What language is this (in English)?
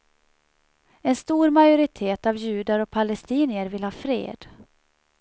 Swedish